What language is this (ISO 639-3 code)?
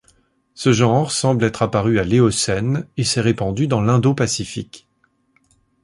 fra